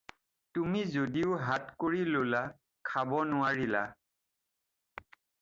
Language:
Assamese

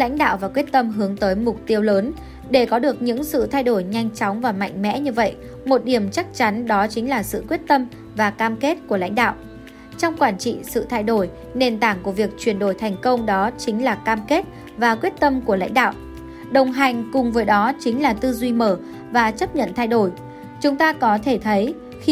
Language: Vietnamese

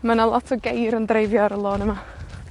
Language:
Welsh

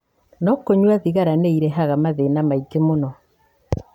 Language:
Kikuyu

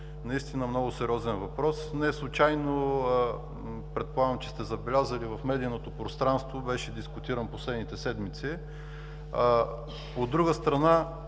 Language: Bulgarian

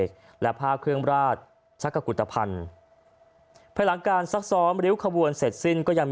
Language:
Thai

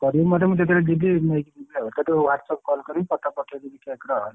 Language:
Odia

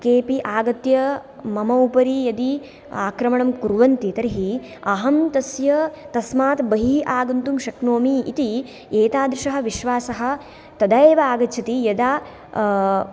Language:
Sanskrit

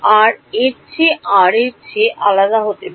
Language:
Bangla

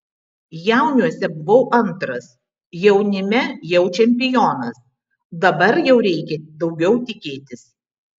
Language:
Lithuanian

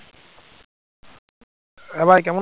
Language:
Bangla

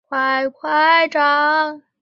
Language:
Chinese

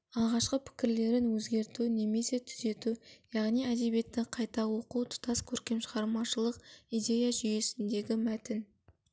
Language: Kazakh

